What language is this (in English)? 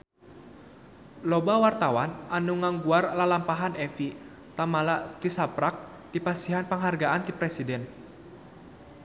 Sundanese